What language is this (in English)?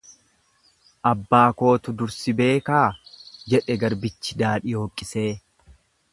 Oromo